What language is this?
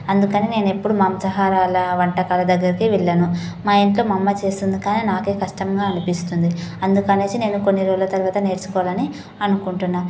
Telugu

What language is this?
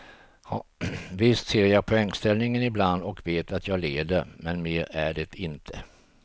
Swedish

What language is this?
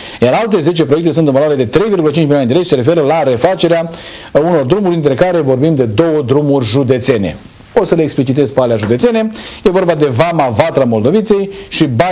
Romanian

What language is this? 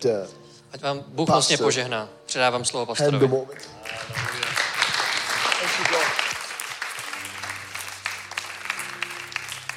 Czech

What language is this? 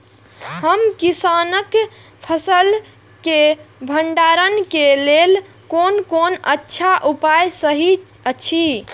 Maithili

